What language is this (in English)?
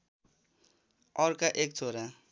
Nepali